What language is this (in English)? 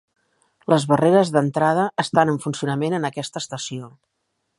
Catalan